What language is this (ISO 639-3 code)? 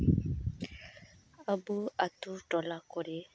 sat